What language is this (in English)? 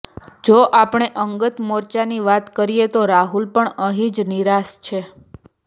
Gujarati